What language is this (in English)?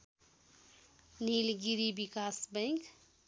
Nepali